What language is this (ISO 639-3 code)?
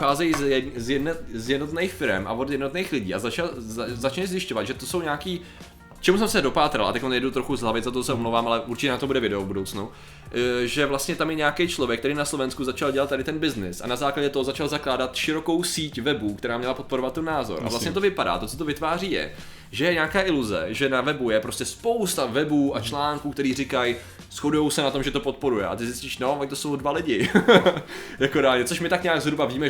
ces